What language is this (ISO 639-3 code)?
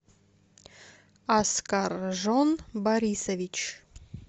rus